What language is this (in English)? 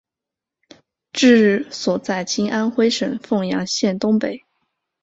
Chinese